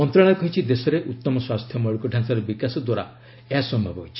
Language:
Odia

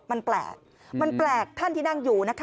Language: Thai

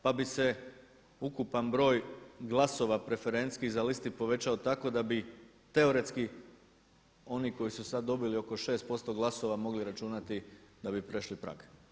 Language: Croatian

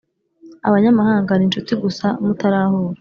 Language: Kinyarwanda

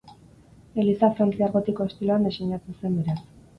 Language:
Basque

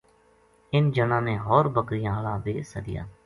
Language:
Gujari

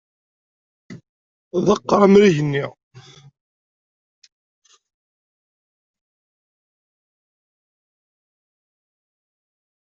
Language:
Kabyle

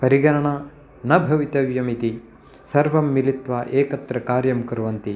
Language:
Sanskrit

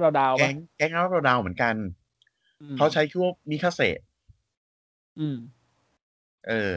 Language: Thai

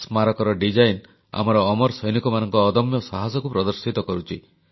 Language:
Odia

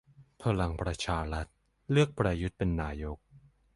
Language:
Thai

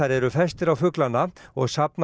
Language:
Icelandic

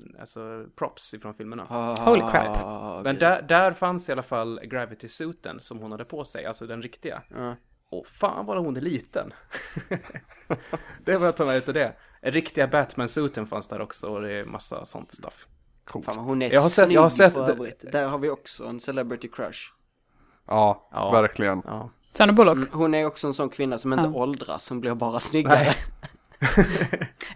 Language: Swedish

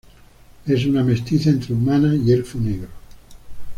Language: Spanish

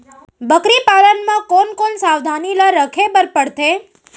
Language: Chhattisgarhi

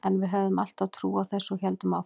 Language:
Icelandic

